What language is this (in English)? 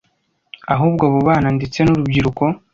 Kinyarwanda